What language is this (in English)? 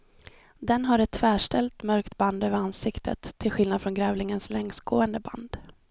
Swedish